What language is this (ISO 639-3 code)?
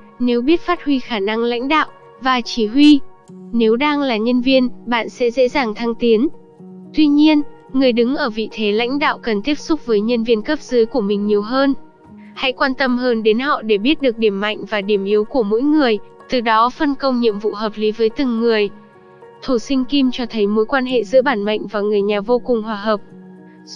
vie